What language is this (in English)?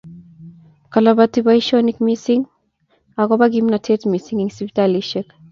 Kalenjin